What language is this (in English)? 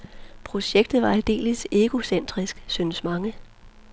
Danish